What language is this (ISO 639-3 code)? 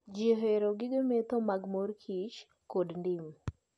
luo